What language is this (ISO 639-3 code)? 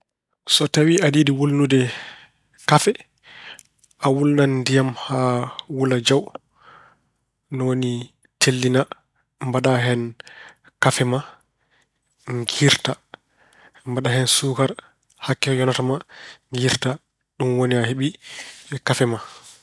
ful